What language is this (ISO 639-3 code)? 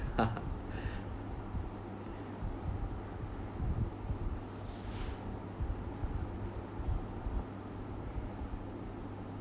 eng